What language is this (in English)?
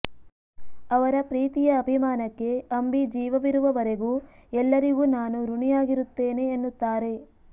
Kannada